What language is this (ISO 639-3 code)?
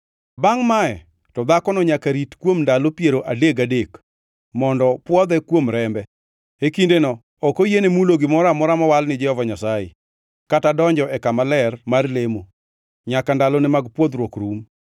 luo